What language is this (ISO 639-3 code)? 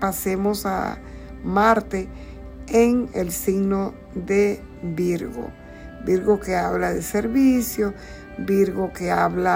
spa